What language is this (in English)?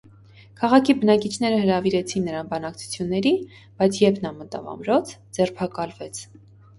Armenian